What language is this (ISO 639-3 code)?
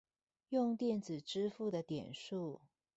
zho